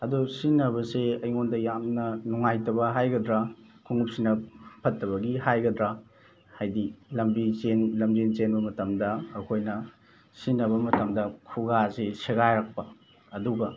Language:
Manipuri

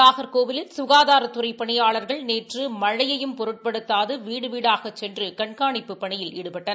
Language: Tamil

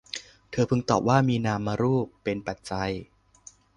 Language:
Thai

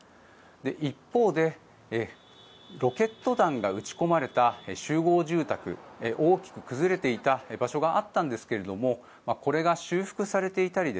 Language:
Japanese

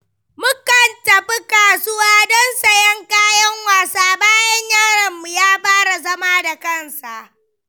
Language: Hausa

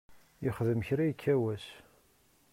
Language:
Kabyle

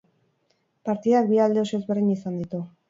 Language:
Basque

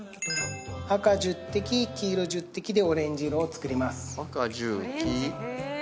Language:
Japanese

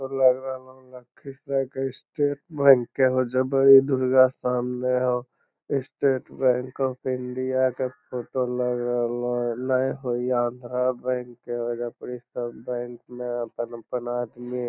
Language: Magahi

